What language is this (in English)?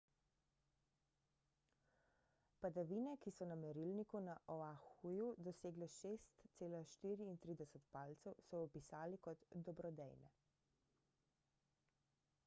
Slovenian